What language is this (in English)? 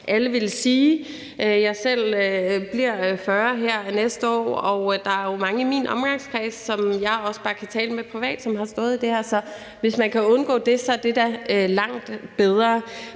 Danish